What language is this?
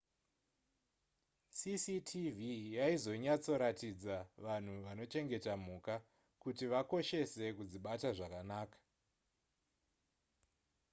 Shona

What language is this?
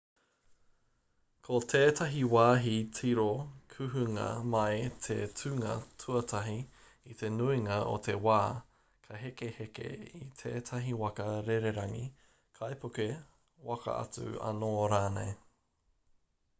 Māori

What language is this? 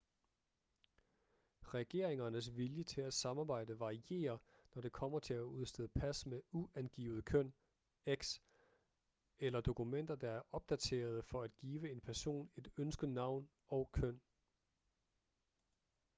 Danish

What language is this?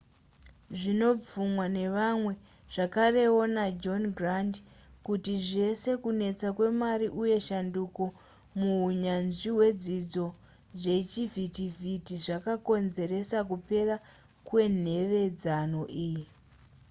Shona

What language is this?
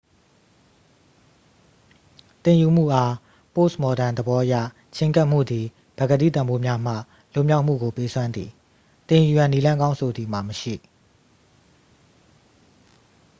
Burmese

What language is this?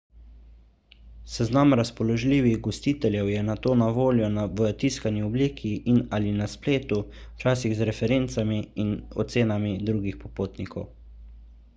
Slovenian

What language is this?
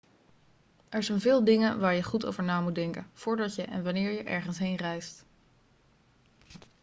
Dutch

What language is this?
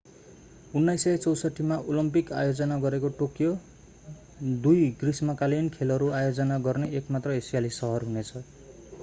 Nepali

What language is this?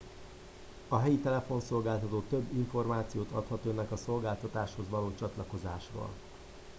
Hungarian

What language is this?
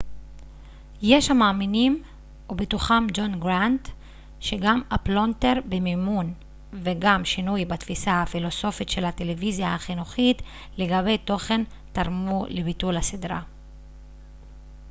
Hebrew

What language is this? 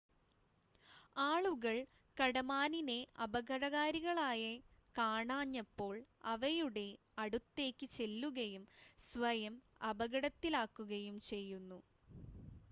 Malayalam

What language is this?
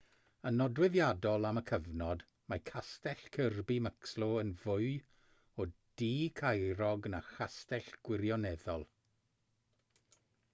Welsh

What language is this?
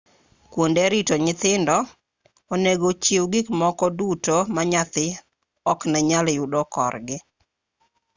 Luo (Kenya and Tanzania)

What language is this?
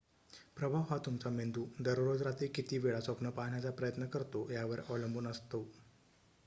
Marathi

